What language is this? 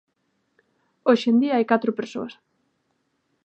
Galician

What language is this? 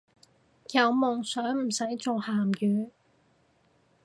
Cantonese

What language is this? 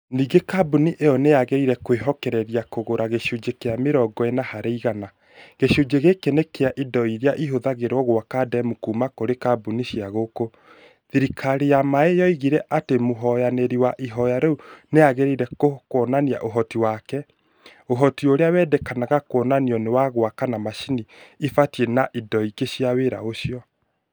Kikuyu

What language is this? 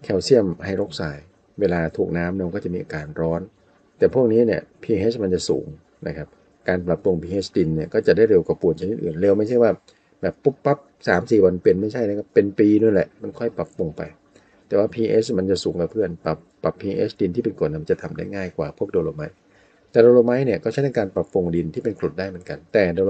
Thai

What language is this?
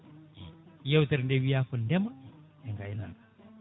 Fula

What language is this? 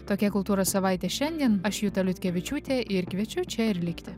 Lithuanian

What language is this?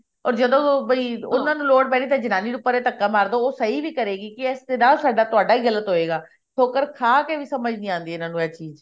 Punjabi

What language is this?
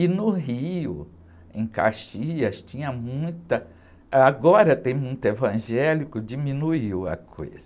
Portuguese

